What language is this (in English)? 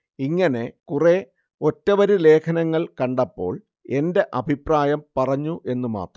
Malayalam